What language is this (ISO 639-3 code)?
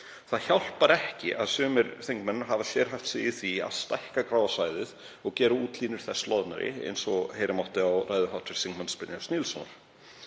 isl